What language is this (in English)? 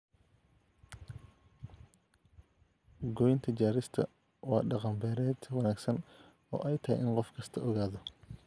Somali